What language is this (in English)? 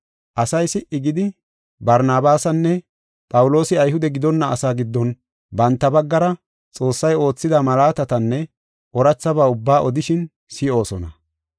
Gofa